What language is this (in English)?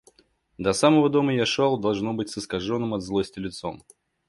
Russian